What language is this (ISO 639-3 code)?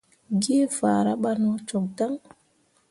mua